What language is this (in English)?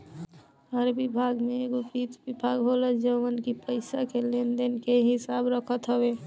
Bhojpuri